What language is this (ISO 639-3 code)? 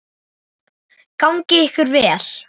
isl